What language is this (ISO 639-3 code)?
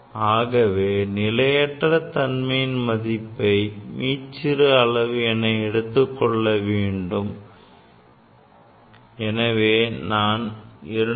tam